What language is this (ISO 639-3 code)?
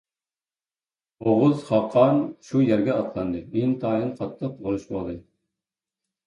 uig